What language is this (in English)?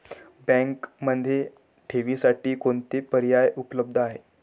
Marathi